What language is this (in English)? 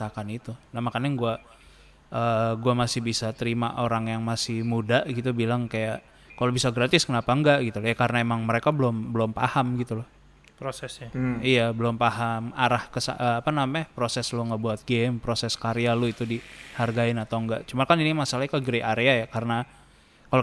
Indonesian